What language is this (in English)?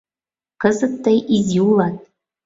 Mari